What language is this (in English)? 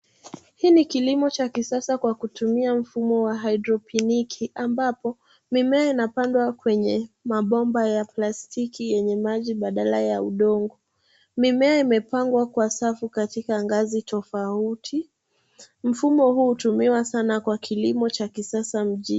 Swahili